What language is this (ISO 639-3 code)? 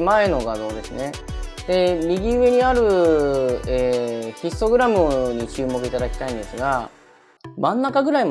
jpn